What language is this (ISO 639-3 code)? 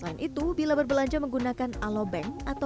ind